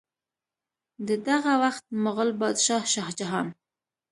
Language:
Pashto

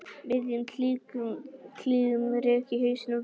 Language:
Icelandic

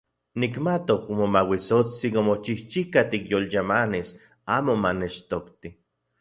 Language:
Central Puebla Nahuatl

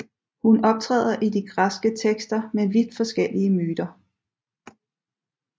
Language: Danish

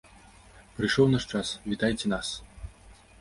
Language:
Belarusian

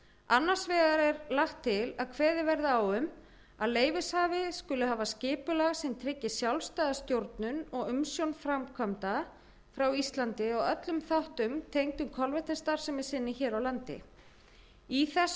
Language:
Icelandic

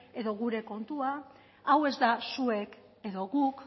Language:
Basque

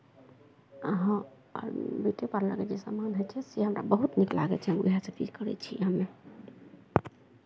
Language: Maithili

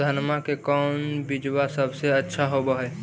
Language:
Magahi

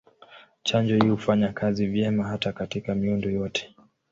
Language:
Swahili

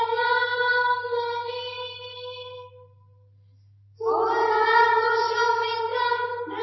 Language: Assamese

